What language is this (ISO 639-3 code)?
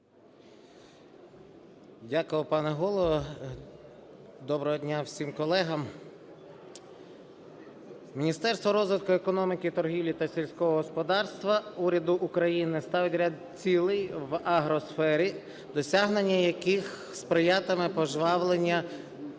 ukr